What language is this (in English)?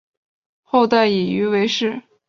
Chinese